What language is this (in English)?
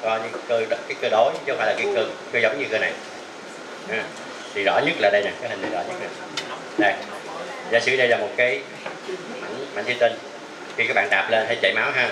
Vietnamese